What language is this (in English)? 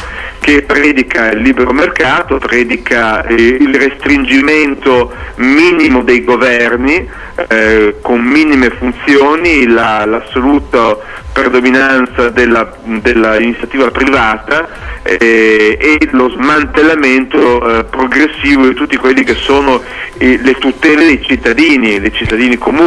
Italian